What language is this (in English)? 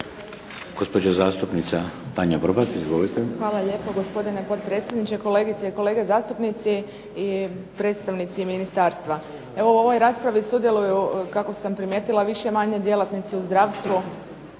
Croatian